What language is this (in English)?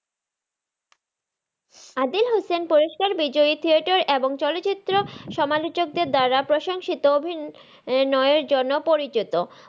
Bangla